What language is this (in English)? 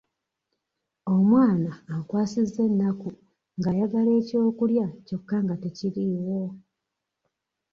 Ganda